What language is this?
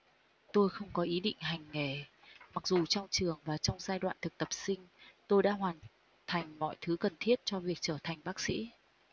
Vietnamese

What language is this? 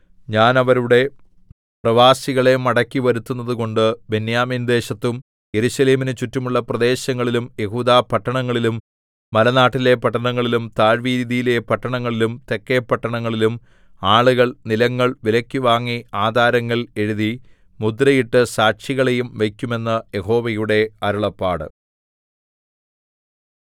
Malayalam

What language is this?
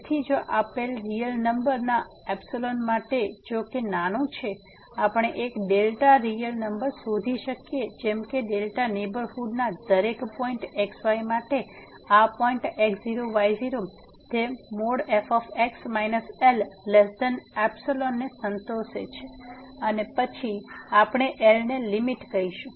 Gujarati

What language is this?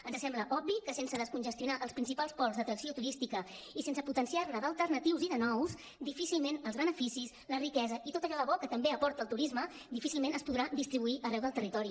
Catalan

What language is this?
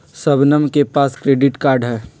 Magahi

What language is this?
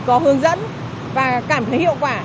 Vietnamese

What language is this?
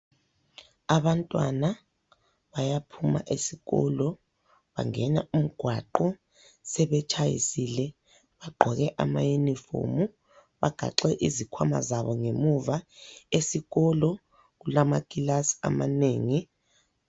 North Ndebele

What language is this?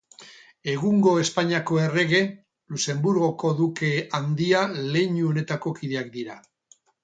Basque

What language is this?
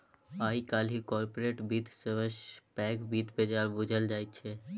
Maithili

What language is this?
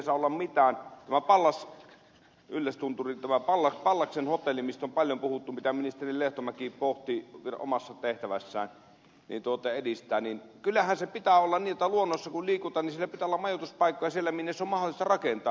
Finnish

